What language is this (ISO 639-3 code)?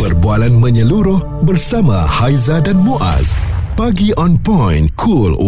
msa